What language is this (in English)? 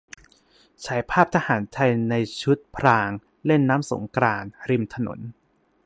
Thai